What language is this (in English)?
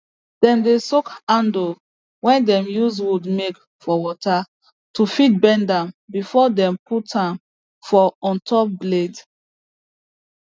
Nigerian Pidgin